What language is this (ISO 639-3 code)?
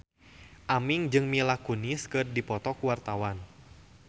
sun